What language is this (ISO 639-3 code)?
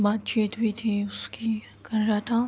urd